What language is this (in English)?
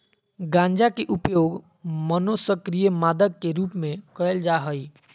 Magahi